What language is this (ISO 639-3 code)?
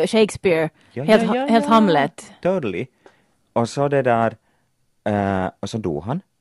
swe